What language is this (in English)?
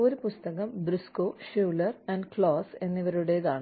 Malayalam